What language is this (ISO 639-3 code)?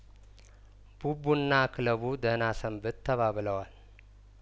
amh